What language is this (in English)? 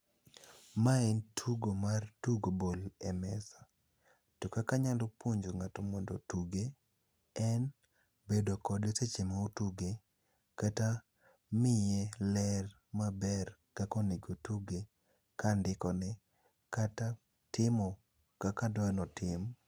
Luo (Kenya and Tanzania)